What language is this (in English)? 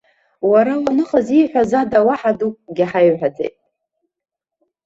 Abkhazian